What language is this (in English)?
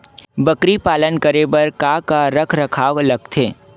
Chhattisgarhi